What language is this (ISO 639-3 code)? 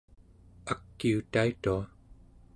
esu